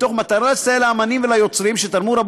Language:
Hebrew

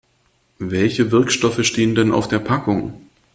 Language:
German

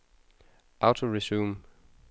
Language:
Danish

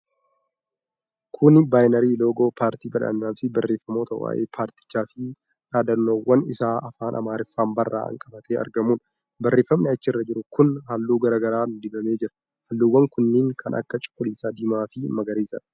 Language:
Oromo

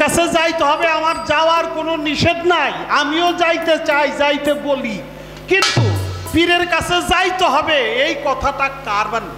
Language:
Bangla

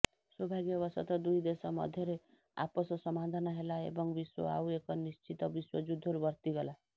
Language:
Odia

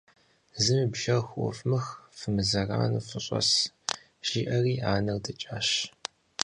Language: Kabardian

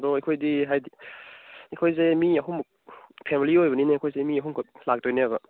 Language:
Manipuri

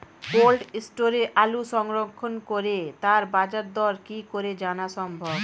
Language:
Bangla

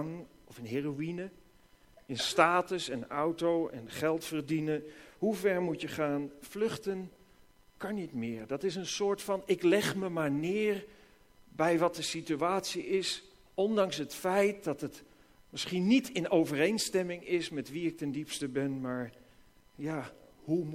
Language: Dutch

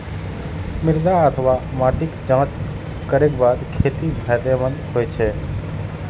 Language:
Maithili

